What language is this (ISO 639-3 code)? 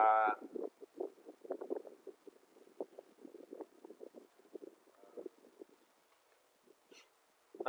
vie